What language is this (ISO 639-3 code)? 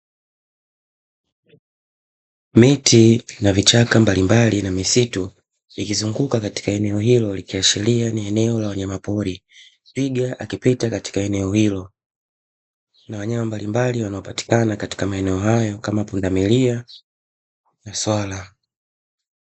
swa